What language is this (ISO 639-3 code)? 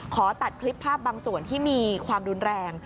tha